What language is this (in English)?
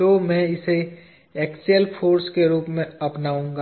Hindi